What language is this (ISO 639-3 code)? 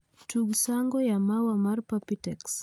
luo